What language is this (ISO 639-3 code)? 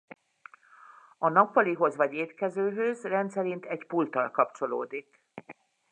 hun